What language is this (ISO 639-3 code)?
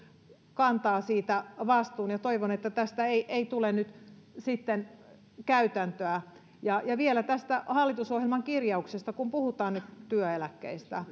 fin